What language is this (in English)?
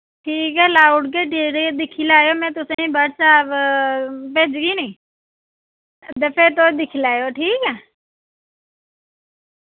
Dogri